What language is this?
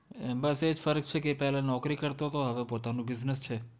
Gujarati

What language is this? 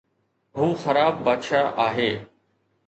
Sindhi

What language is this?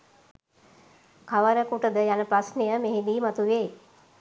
Sinhala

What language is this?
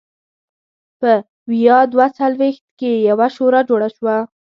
Pashto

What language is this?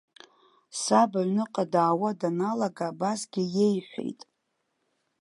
Abkhazian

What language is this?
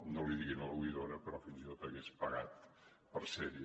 Catalan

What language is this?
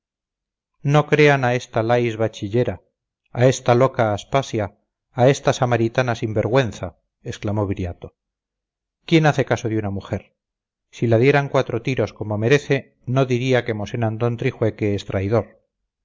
Spanish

